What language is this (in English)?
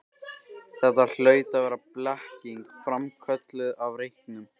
Icelandic